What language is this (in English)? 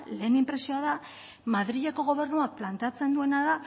Basque